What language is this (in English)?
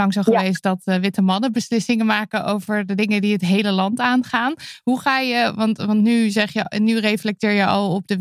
Dutch